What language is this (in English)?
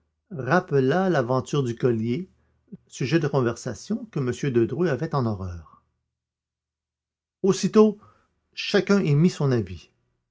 French